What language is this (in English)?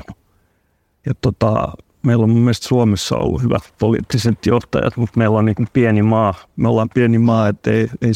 Finnish